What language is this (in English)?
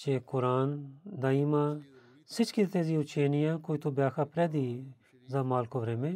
Bulgarian